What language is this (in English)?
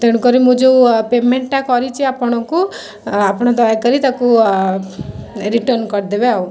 Odia